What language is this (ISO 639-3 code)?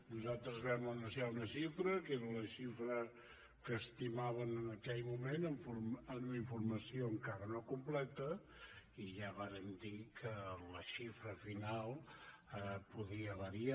cat